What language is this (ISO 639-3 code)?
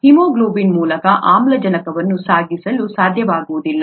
kan